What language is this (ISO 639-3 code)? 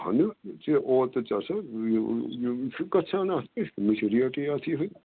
kas